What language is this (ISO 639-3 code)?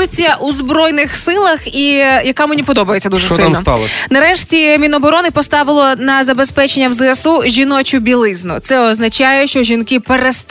ukr